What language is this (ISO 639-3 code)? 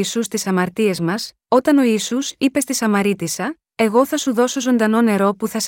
ell